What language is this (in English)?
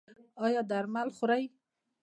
Pashto